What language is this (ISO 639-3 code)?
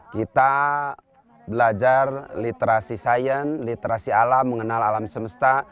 ind